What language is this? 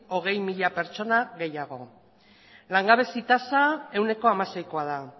Basque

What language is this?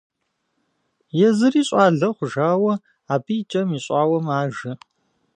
Kabardian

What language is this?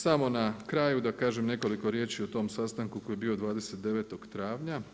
Croatian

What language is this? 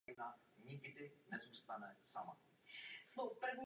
Czech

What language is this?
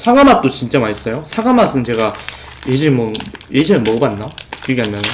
Korean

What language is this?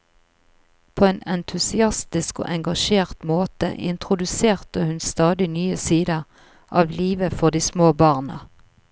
Norwegian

